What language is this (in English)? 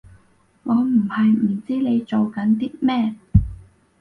Cantonese